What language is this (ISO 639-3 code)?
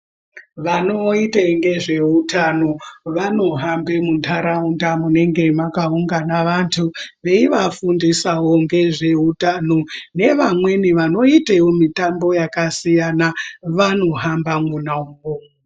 ndc